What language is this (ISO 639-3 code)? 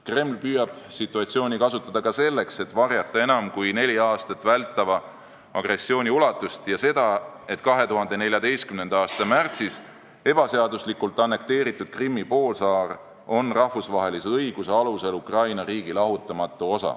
est